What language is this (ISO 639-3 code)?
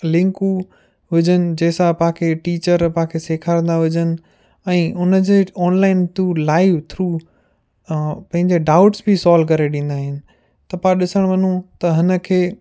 snd